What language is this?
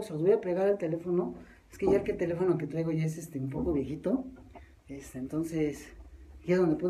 Spanish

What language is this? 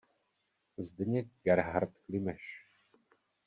Czech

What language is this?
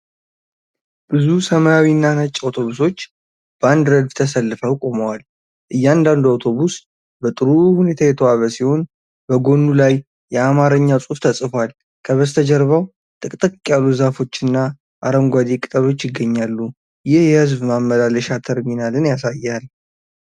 Amharic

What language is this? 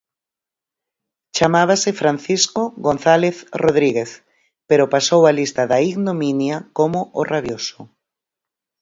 Galician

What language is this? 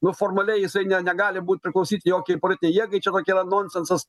Lithuanian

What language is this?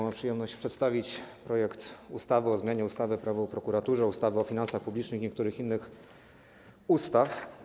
Polish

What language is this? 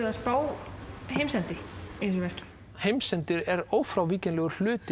Icelandic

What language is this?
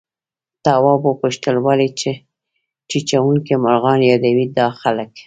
Pashto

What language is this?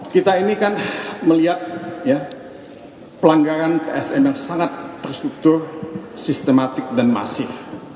Indonesian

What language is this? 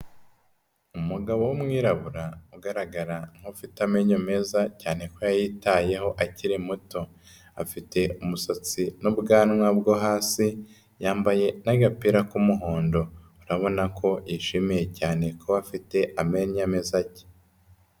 Kinyarwanda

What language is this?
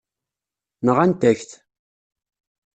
Kabyle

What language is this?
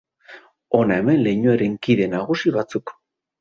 Basque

